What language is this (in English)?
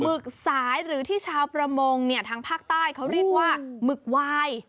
Thai